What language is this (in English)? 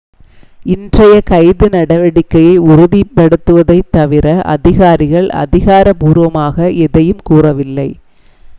Tamil